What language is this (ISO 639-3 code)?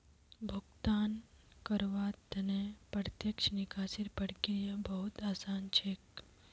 mag